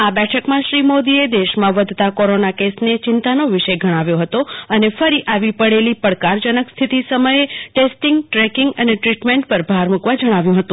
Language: Gujarati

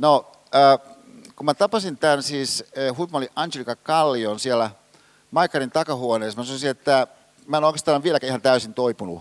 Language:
Finnish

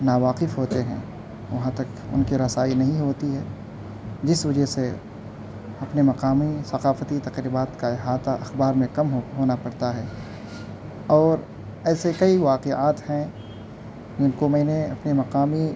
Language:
Urdu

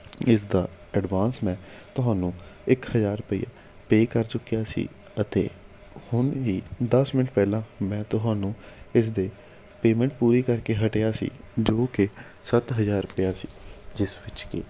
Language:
Punjabi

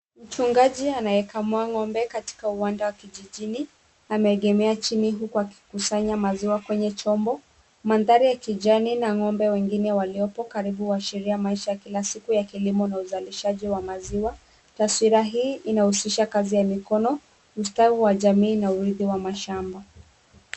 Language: Swahili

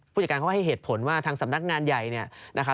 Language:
Thai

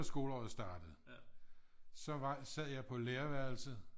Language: Danish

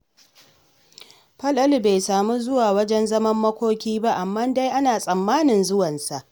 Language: Hausa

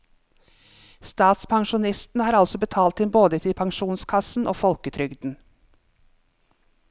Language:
Norwegian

